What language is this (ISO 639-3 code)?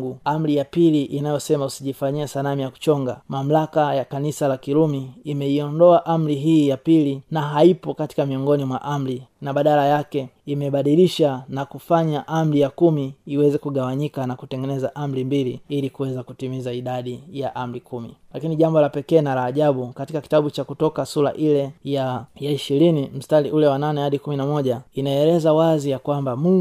swa